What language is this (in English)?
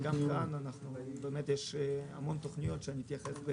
Hebrew